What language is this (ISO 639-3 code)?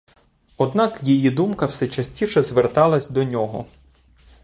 ukr